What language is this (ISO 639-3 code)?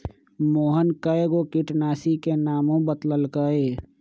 mag